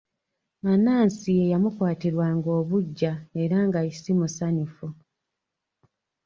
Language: Ganda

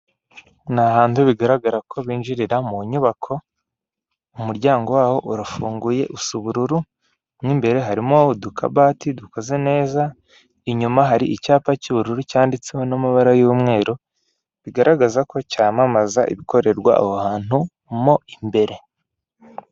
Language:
Kinyarwanda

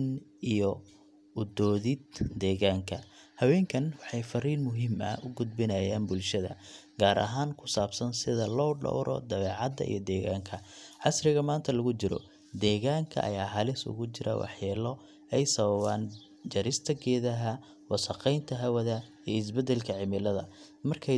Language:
Somali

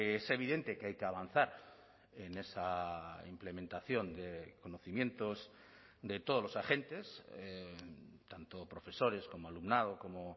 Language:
Spanish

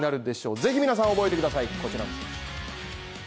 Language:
Japanese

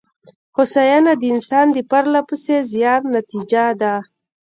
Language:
Pashto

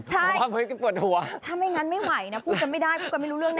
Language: Thai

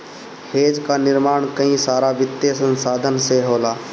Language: Bhojpuri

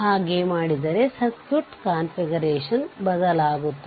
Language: Kannada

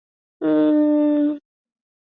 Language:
Swahili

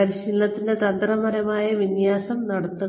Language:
Malayalam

